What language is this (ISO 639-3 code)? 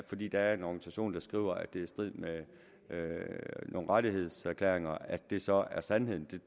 dan